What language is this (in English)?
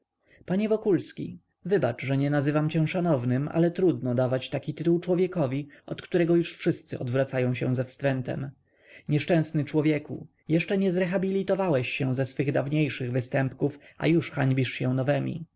Polish